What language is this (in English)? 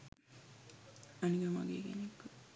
Sinhala